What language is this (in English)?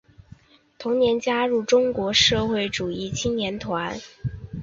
Chinese